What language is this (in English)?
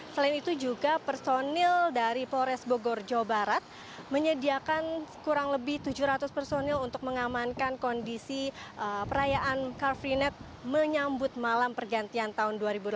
Indonesian